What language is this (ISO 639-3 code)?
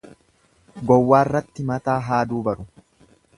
orm